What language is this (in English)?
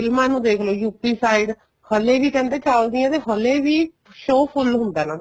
Punjabi